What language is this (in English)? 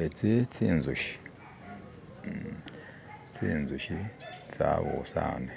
Masaaba